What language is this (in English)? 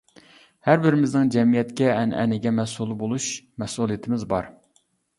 Uyghur